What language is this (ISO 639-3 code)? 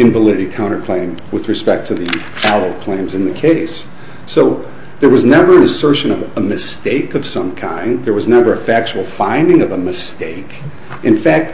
eng